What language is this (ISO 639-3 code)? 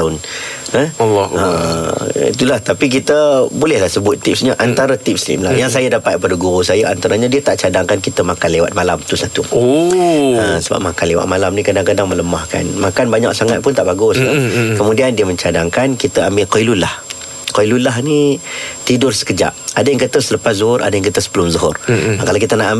msa